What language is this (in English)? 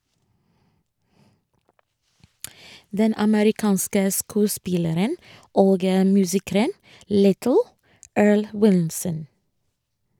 Norwegian